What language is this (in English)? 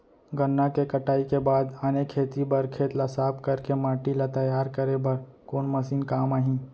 Chhattisgarhi